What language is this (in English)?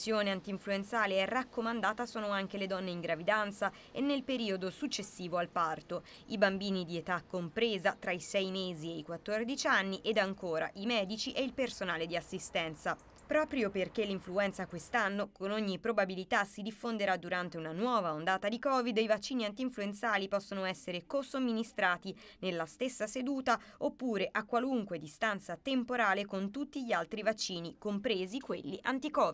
Italian